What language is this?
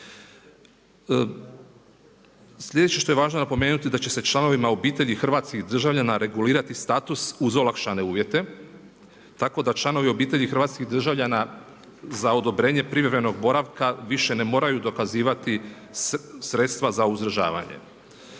Croatian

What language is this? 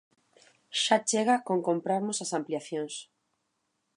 Galician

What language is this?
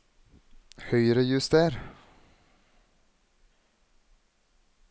Norwegian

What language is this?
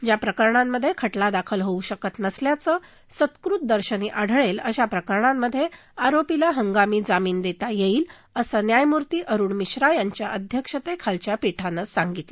Marathi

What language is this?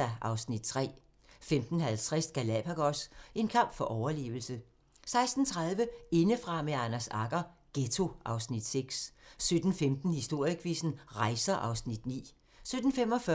Danish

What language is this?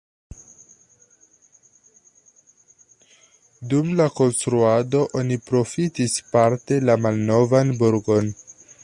Esperanto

